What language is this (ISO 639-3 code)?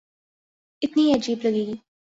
urd